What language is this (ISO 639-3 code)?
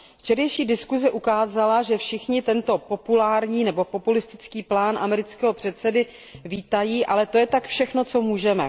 ces